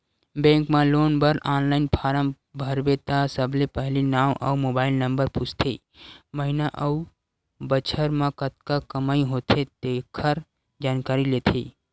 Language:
Chhattisgarhi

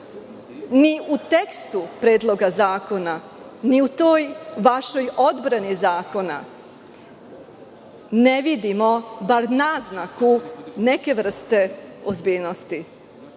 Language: Serbian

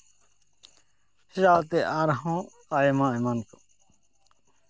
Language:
Santali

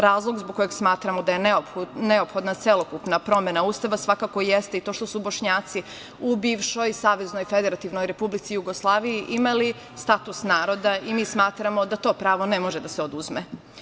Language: Serbian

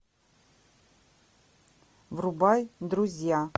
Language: Russian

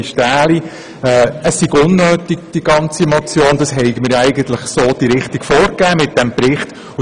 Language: Swiss German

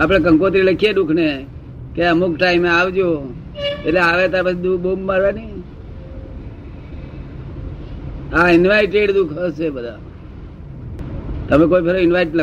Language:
Gujarati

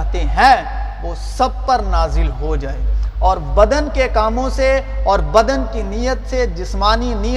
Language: Urdu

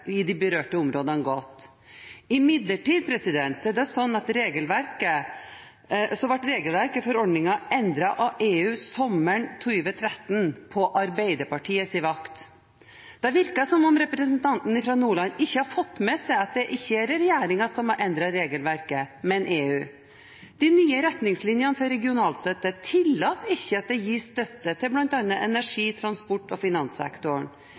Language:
Norwegian Bokmål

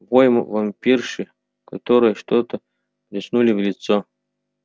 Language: Russian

